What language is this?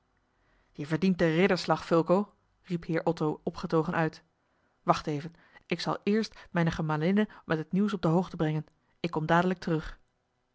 Dutch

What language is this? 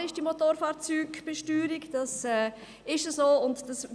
Swiss German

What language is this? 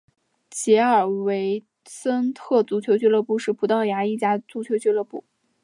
Chinese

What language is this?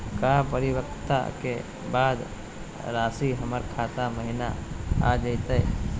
Magahi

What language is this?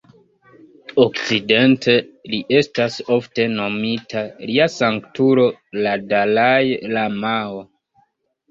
Esperanto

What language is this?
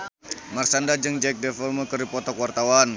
Sundanese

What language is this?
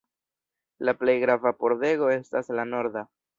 Esperanto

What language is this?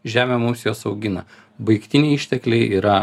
Lithuanian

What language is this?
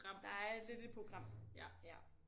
Danish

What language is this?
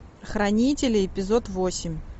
Russian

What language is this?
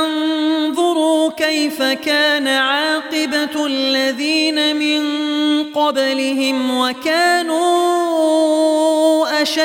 Arabic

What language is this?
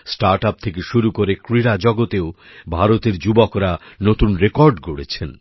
Bangla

